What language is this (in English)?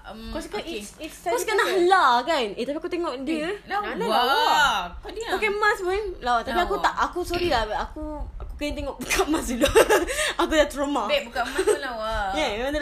Malay